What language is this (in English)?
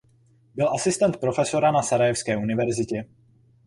Czech